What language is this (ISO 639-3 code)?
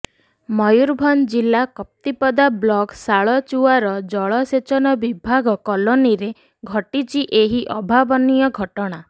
ori